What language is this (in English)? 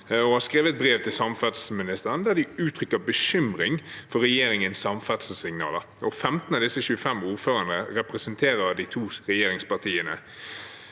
Norwegian